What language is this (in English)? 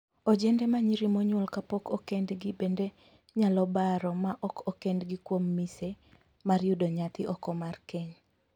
Luo (Kenya and Tanzania)